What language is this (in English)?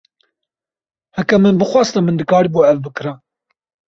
Kurdish